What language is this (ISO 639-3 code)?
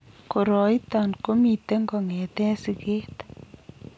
kln